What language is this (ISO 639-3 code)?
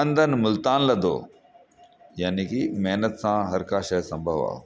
snd